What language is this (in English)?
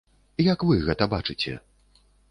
Belarusian